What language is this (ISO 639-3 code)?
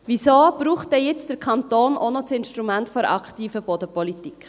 gsw